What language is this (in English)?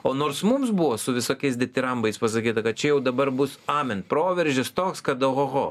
Lithuanian